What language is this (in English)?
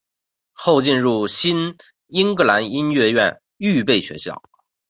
Chinese